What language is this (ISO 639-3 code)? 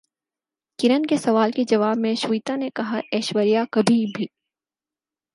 urd